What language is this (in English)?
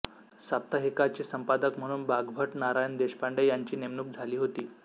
Marathi